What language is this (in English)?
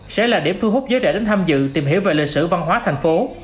Vietnamese